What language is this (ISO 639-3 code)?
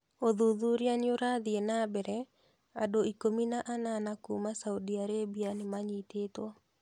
kik